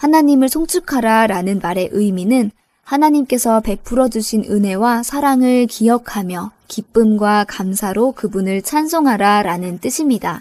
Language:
Korean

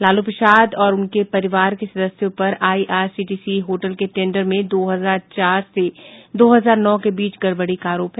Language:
Hindi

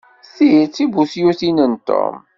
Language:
Kabyle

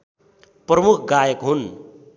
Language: Nepali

